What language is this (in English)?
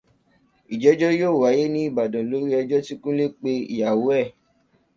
Yoruba